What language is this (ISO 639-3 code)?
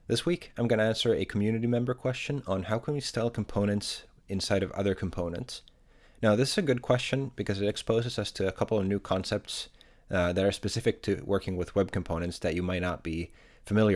eng